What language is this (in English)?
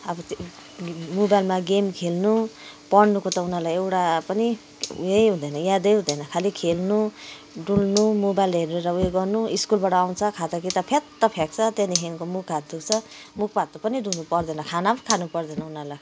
Nepali